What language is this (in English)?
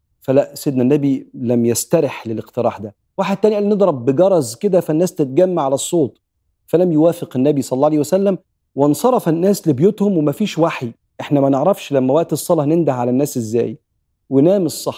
Arabic